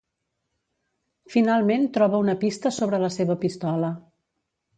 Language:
Catalan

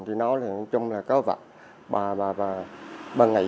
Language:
Vietnamese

